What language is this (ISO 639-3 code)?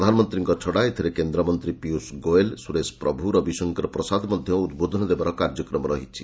ori